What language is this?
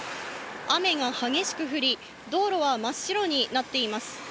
Japanese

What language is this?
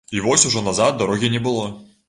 Belarusian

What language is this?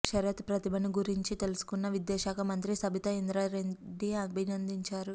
Telugu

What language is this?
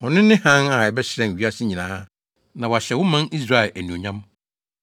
Akan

